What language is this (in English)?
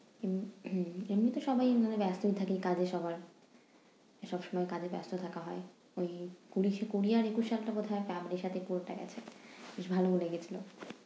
Bangla